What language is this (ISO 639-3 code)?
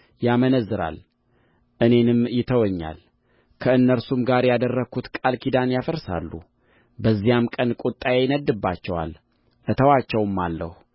amh